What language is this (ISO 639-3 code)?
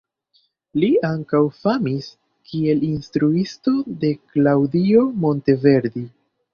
epo